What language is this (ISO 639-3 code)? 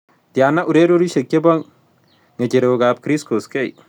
kln